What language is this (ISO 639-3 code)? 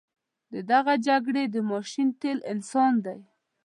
pus